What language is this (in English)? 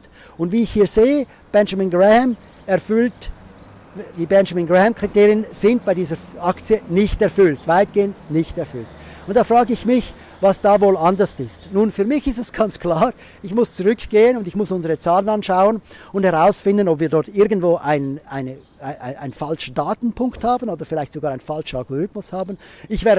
German